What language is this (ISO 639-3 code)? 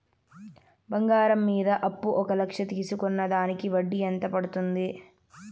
tel